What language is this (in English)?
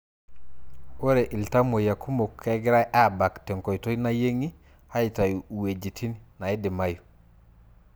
Masai